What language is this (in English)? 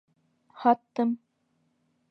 Bashkir